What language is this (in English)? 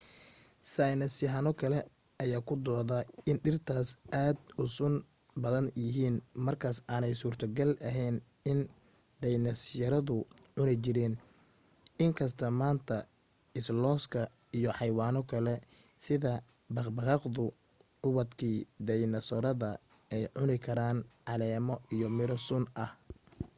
Somali